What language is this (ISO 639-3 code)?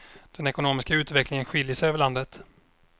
swe